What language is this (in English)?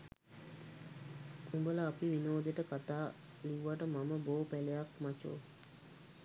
Sinhala